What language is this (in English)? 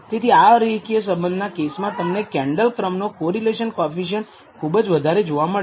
Gujarati